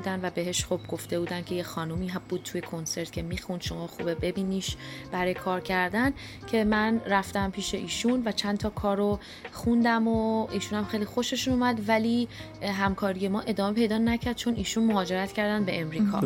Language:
Persian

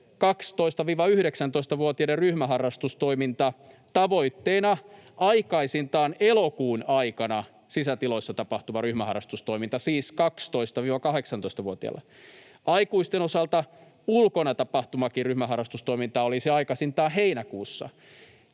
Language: Finnish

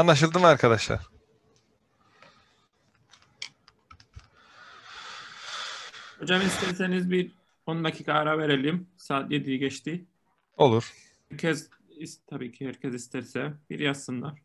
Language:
Turkish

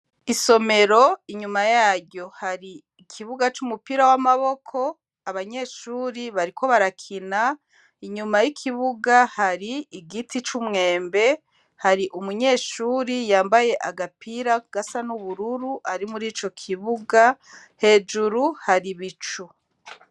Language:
Rundi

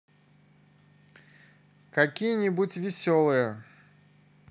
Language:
Russian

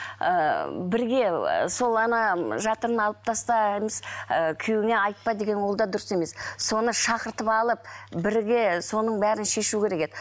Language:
Kazakh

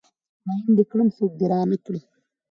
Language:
Pashto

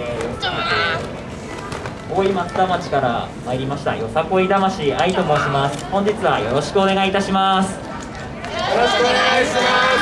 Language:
Japanese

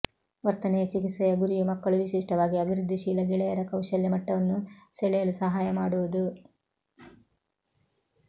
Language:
Kannada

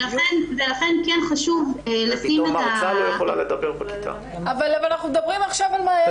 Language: Hebrew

